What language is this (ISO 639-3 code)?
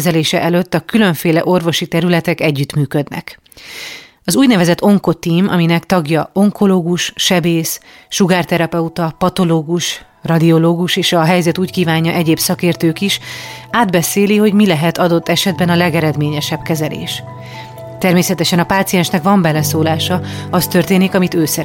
hun